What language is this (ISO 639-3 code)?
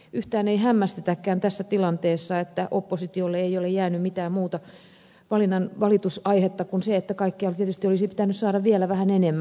fin